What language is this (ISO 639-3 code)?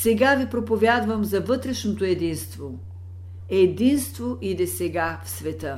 bul